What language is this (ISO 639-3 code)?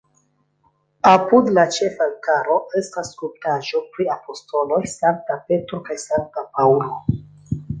epo